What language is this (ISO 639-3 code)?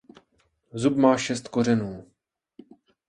ces